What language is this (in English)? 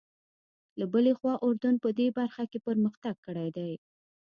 Pashto